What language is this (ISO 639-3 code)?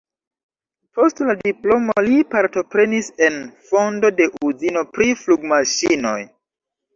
epo